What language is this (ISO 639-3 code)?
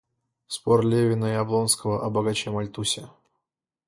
rus